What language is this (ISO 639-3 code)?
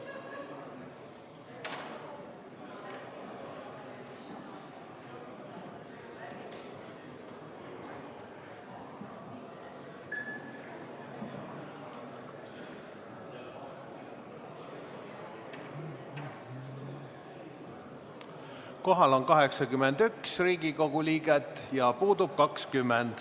est